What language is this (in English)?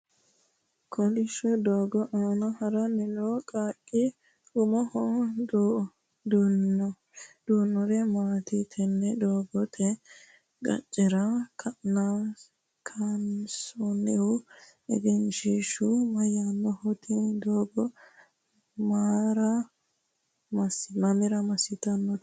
Sidamo